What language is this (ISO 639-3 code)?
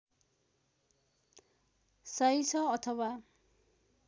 nep